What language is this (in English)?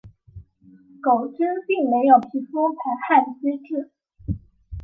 Chinese